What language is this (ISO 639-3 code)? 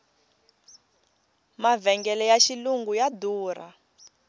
tso